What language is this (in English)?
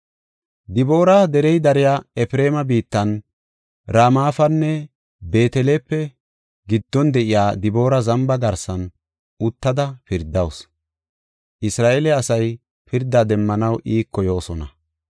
Gofa